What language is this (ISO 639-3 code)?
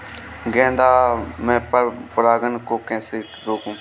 hin